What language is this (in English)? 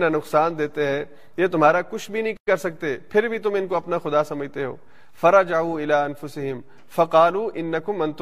Urdu